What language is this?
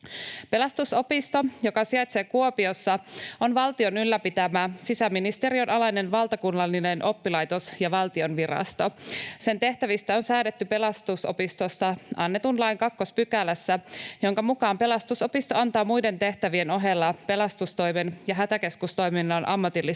Finnish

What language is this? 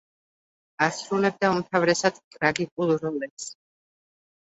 Georgian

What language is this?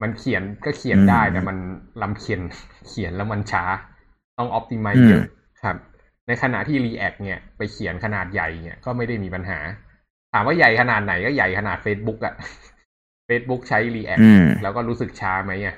Thai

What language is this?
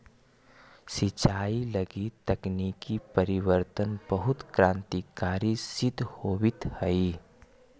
Magahi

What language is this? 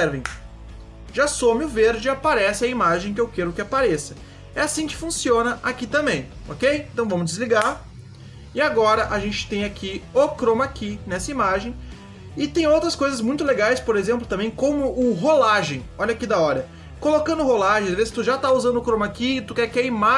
Portuguese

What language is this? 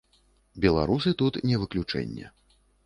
Belarusian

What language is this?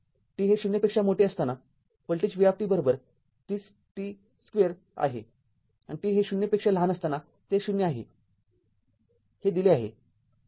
Marathi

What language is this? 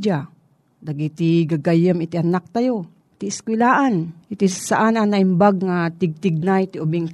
Filipino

